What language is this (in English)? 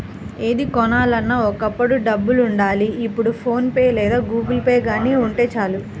Telugu